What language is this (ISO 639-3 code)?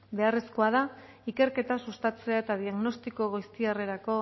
eus